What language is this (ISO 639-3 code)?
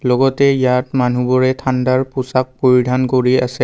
asm